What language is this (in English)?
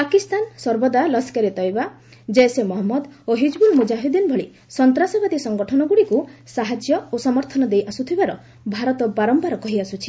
Odia